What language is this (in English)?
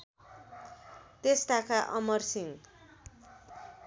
Nepali